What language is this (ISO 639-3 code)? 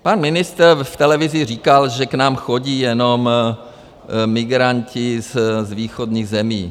ces